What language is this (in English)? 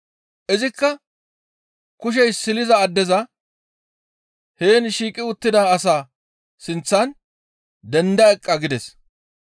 Gamo